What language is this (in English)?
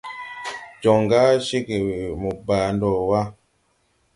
Tupuri